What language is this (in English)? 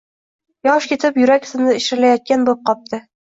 Uzbek